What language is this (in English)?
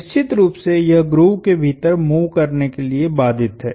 Hindi